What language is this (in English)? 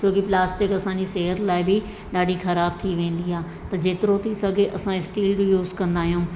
Sindhi